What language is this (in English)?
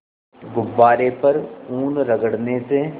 Hindi